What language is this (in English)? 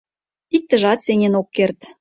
Mari